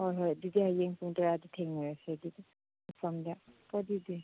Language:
Manipuri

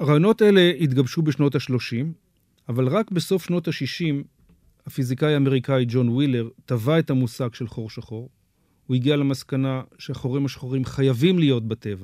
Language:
Hebrew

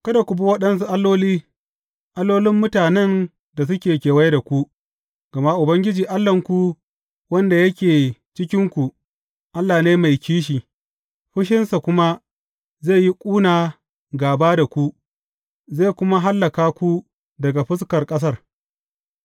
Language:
Hausa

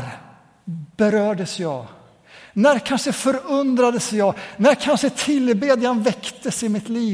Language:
Swedish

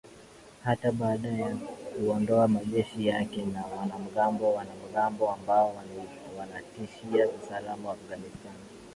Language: Swahili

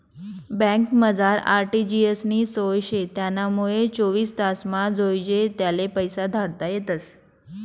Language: Marathi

